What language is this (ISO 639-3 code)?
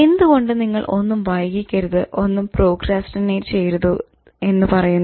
mal